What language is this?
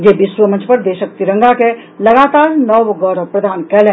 Maithili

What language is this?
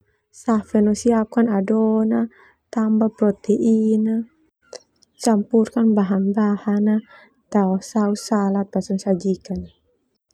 Termanu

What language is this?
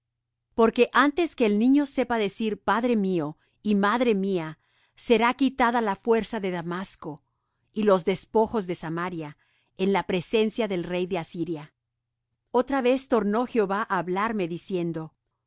Spanish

